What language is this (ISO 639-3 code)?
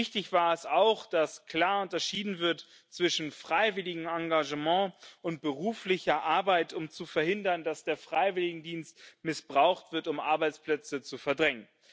deu